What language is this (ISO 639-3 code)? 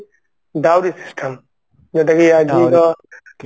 ori